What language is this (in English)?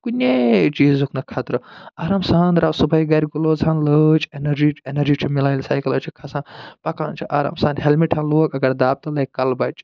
Kashmiri